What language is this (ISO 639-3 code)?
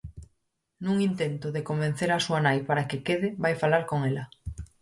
glg